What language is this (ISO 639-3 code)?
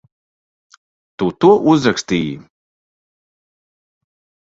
lav